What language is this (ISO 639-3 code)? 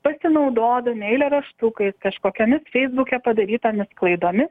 lit